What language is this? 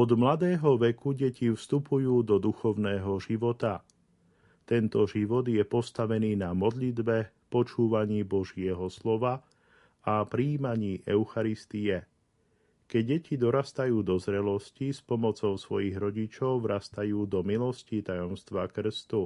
Slovak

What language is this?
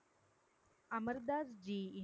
Tamil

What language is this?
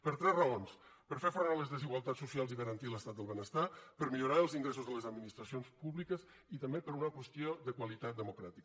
Catalan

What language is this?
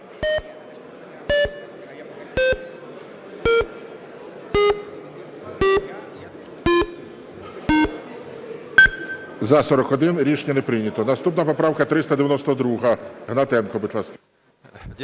Ukrainian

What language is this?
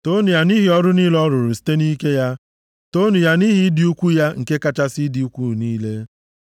Igbo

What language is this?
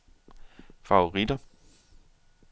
Danish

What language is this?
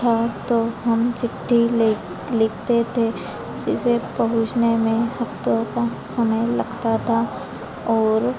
Hindi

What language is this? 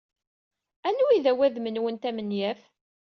Kabyle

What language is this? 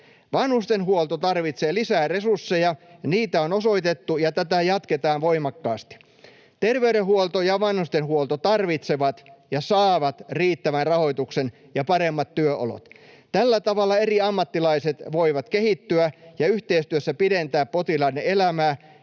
Finnish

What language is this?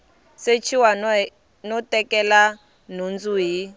Tsonga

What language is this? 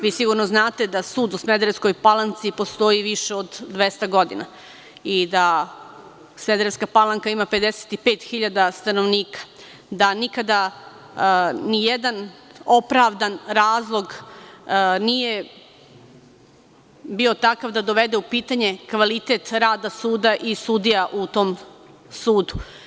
Serbian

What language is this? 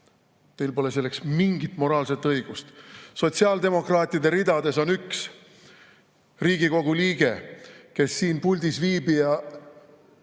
Estonian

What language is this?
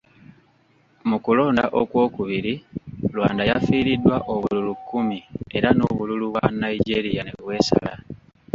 Ganda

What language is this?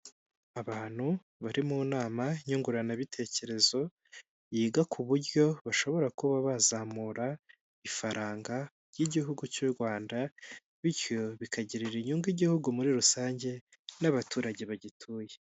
Kinyarwanda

